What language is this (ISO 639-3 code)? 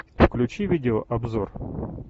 rus